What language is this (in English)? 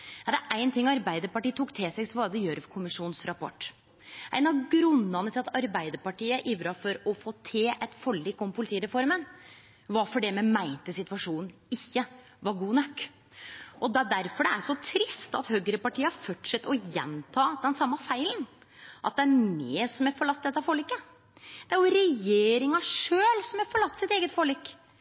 Norwegian Nynorsk